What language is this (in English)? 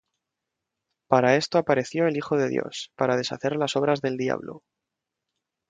Spanish